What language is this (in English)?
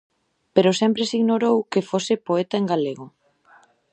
Galician